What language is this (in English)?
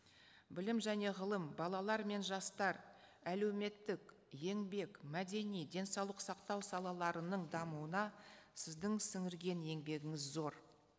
Kazakh